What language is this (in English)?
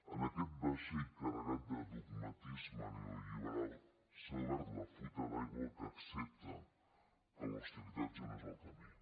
Catalan